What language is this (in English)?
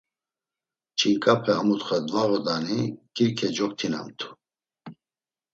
Laz